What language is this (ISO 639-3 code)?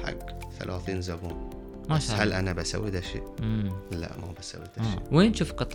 ara